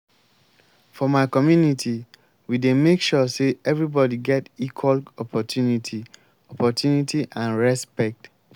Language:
Nigerian Pidgin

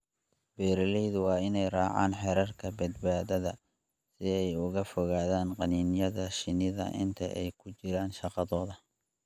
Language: Somali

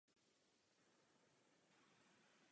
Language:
Czech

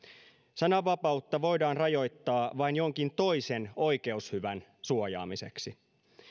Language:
Finnish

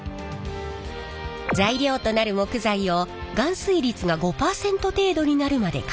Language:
Japanese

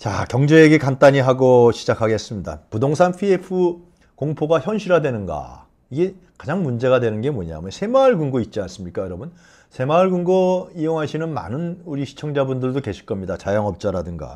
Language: Korean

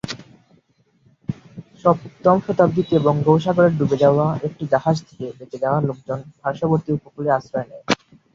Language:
Bangla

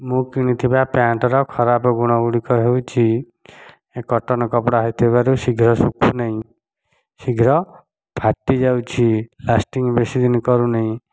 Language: Odia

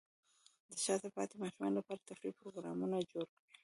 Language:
Pashto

